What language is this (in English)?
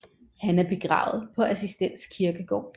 Danish